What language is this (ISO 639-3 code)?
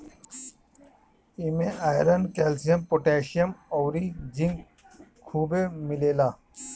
bho